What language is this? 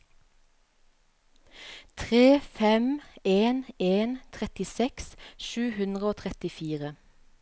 Norwegian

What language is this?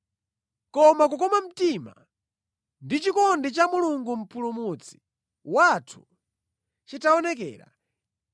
Nyanja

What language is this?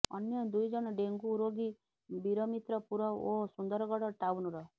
Odia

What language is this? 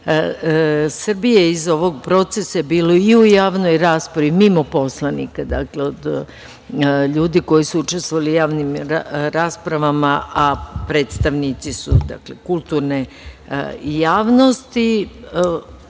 Serbian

